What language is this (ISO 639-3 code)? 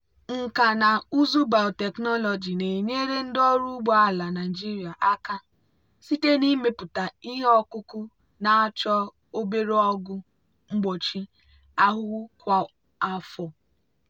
ibo